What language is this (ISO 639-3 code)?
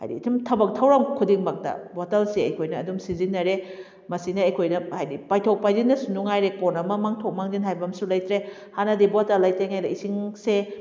mni